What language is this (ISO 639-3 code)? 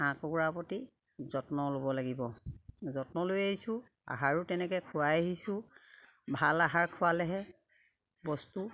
asm